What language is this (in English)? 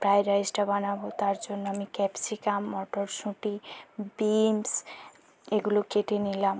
Bangla